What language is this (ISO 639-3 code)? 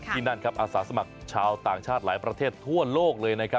tha